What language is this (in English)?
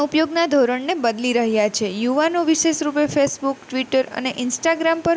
Gujarati